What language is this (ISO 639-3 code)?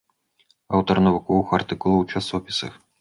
bel